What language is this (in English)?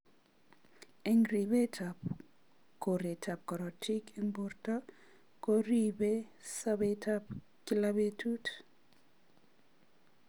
Kalenjin